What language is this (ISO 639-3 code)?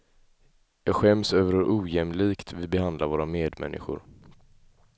swe